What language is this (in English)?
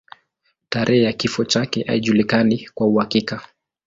Swahili